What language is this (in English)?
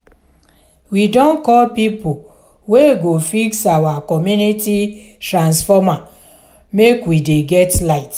Nigerian Pidgin